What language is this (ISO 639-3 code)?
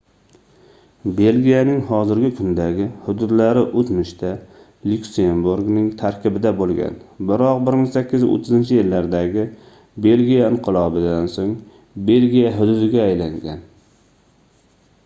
uzb